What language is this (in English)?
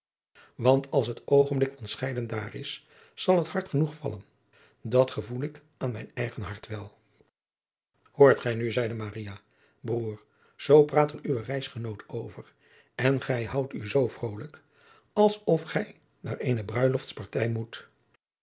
Dutch